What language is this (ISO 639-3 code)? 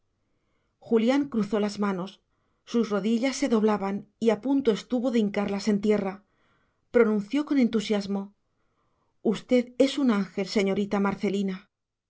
spa